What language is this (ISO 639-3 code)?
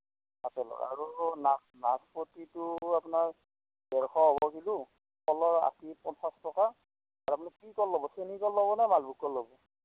asm